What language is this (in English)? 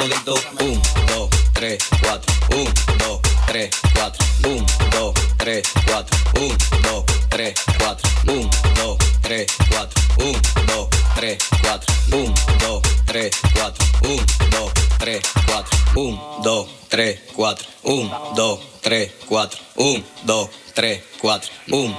Hungarian